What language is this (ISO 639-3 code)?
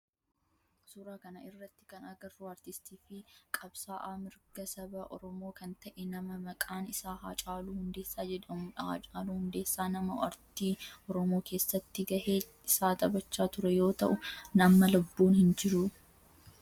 orm